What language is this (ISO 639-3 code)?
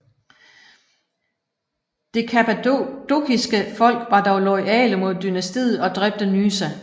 dan